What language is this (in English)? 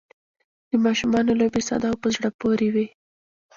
Pashto